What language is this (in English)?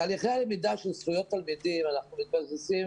Hebrew